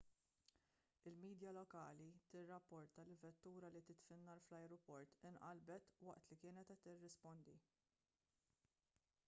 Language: Maltese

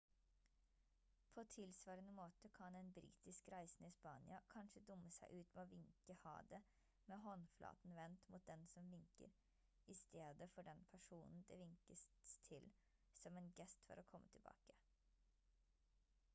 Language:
Norwegian Bokmål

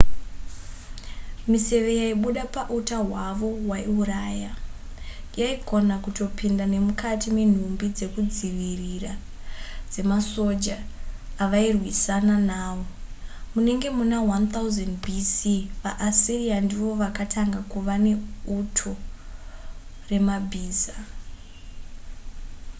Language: Shona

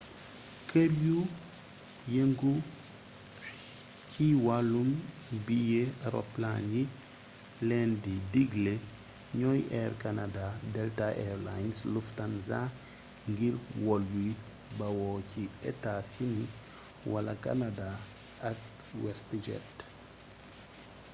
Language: Wolof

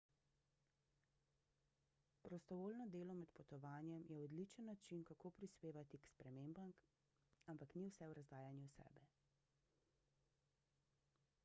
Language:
Slovenian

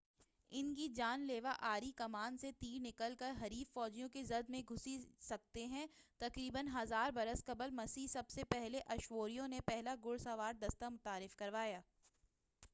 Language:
Urdu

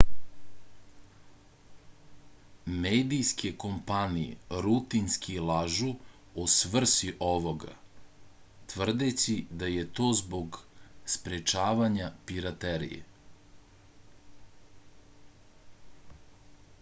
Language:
Serbian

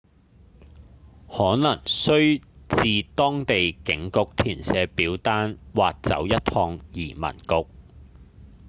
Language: Cantonese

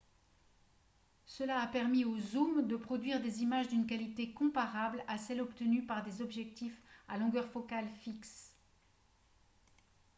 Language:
French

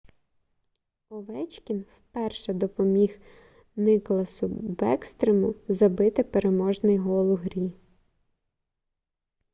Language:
Ukrainian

